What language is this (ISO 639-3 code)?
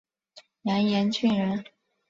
zho